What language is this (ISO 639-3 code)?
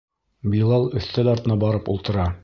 bak